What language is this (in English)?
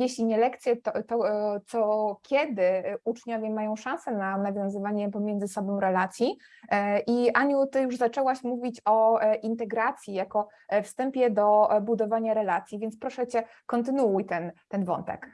Polish